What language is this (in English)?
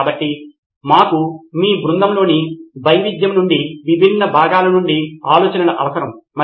Telugu